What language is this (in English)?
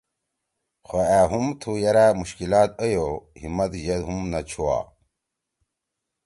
Torwali